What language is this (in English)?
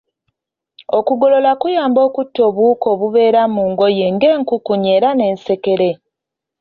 Ganda